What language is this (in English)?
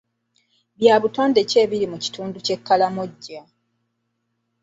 Ganda